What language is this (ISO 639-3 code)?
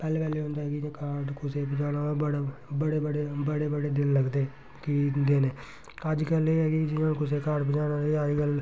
doi